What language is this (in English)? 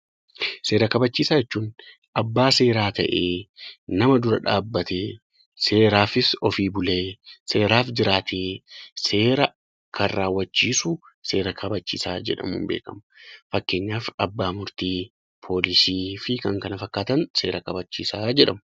Oromo